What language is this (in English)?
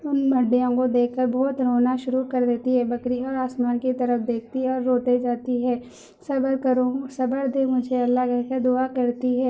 Urdu